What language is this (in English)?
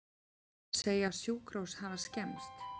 Icelandic